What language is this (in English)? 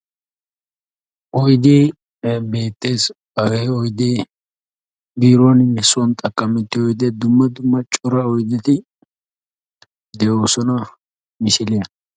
Wolaytta